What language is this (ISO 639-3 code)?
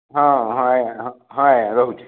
ori